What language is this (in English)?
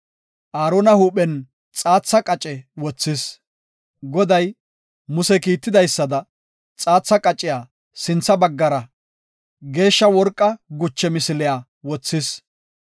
Gofa